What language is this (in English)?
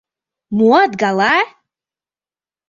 Mari